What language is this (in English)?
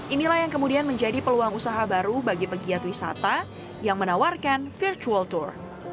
Indonesian